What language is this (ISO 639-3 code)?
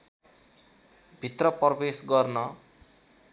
nep